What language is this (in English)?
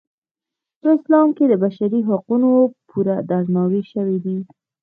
Pashto